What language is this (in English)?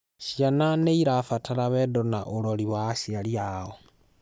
Kikuyu